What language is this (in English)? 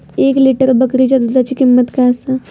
Marathi